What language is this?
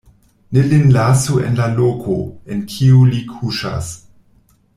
Esperanto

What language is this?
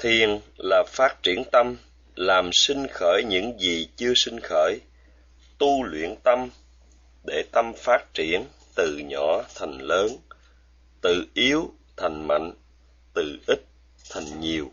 Vietnamese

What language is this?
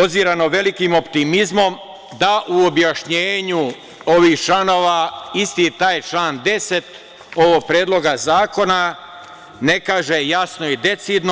Serbian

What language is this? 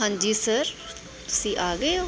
Punjabi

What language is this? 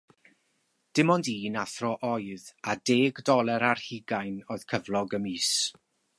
Welsh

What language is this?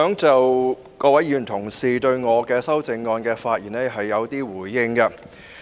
Cantonese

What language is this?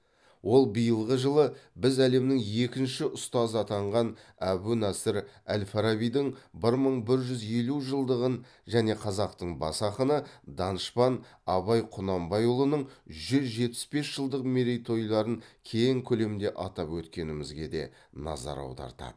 Kazakh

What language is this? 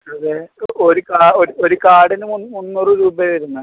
Malayalam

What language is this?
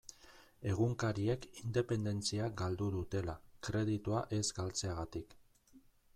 Basque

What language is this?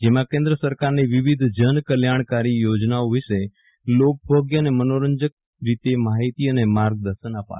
Gujarati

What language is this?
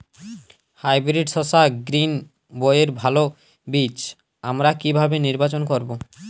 Bangla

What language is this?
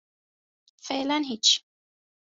Persian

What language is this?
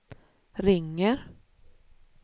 Swedish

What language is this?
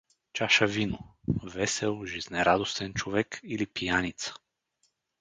Bulgarian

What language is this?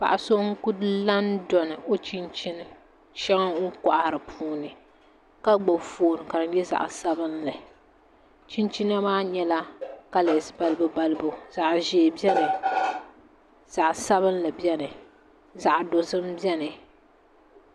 Dagbani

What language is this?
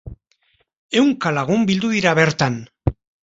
Basque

